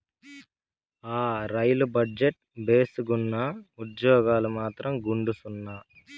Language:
Telugu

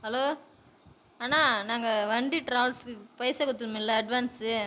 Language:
Tamil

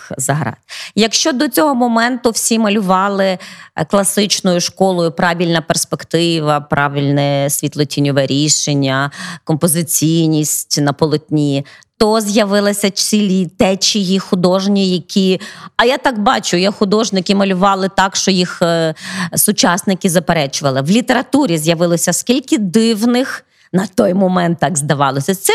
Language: Ukrainian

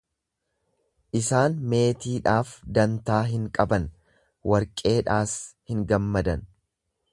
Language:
Oromo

